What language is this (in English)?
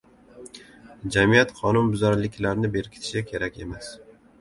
Uzbek